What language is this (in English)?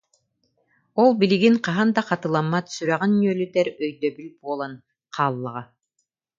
Yakut